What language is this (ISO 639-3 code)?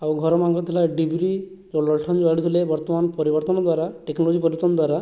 ori